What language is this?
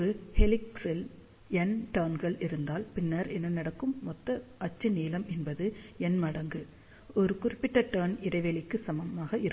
Tamil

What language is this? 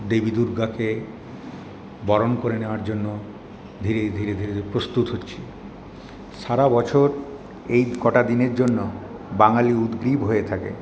Bangla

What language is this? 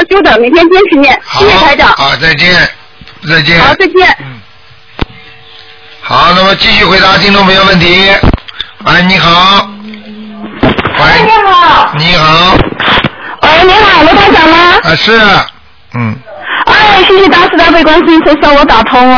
Chinese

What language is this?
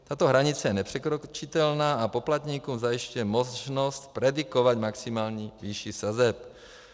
Czech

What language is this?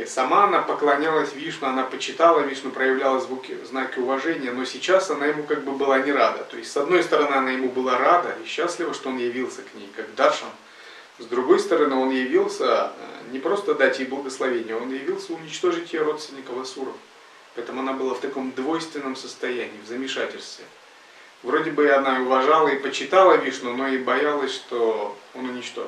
Russian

